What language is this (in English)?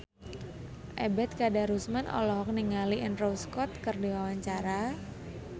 Sundanese